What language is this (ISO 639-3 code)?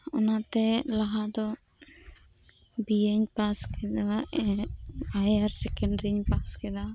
sat